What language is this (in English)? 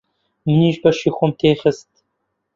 Central Kurdish